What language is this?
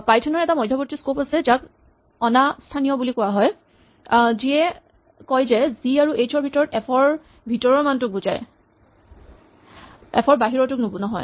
Assamese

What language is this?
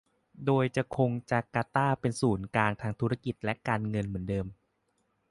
Thai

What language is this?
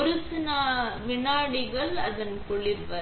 Tamil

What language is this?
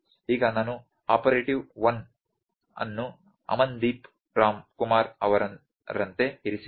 Kannada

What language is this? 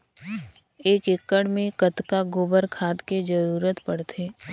Chhattisgarhi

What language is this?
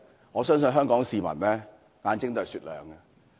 Cantonese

